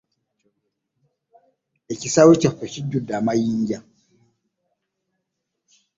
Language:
Ganda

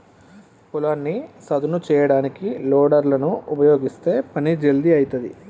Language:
Telugu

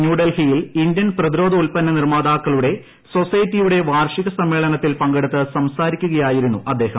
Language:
Malayalam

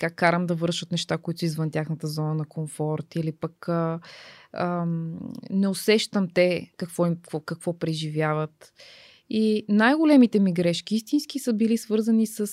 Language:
Bulgarian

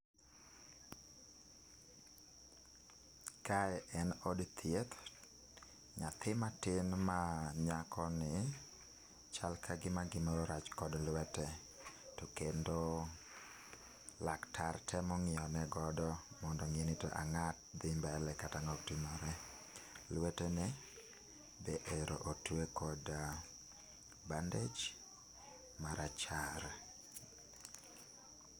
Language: Luo (Kenya and Tanzania)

